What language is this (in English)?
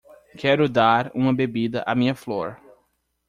Portuguese